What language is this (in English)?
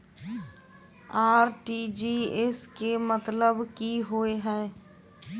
Maithili